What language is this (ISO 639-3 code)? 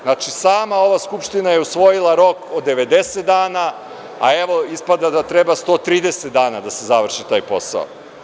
srp